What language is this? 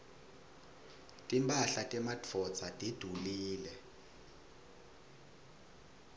Swati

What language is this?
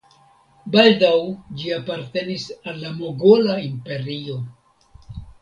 Esperanto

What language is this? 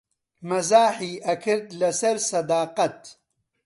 Central Kurdish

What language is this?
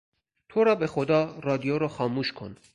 Persian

